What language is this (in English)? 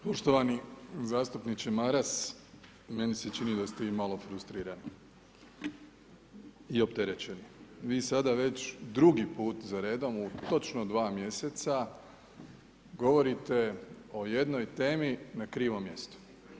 Croatian